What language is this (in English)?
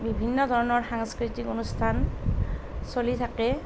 Assamese